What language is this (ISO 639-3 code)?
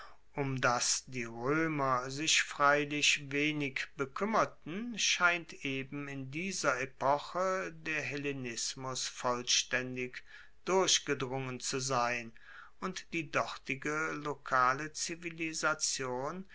deu